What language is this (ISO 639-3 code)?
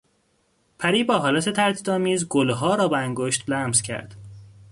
fas